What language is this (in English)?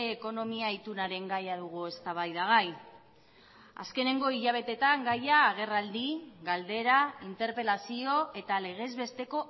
Basque